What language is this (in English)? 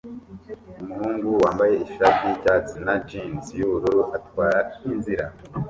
Kinyarwanda